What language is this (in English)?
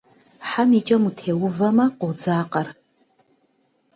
Kabardian